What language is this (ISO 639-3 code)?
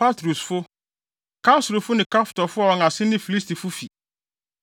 aka